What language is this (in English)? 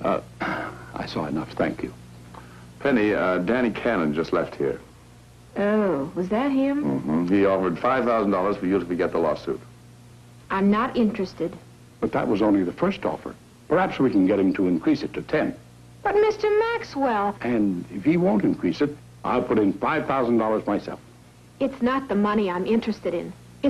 English